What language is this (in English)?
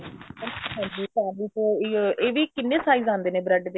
Punjabi